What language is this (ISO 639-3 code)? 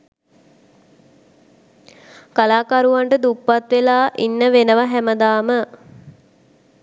sin